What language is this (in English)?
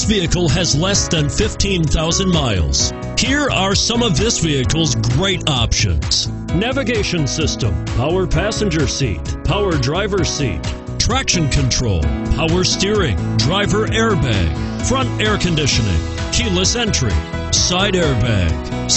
English